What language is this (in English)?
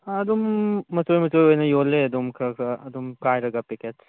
Manipuri